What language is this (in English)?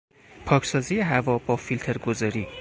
Persian